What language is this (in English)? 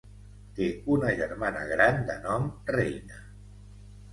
Catalan